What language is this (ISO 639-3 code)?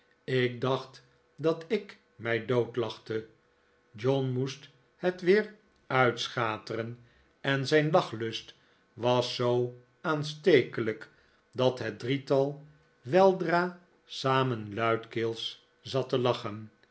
nld